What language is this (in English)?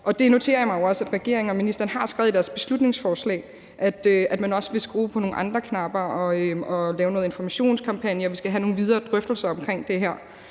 Danish